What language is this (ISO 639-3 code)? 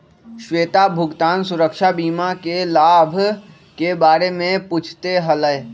mag